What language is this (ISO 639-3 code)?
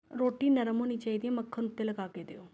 pan